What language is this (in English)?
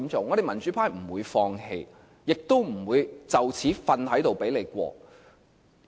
Cantonese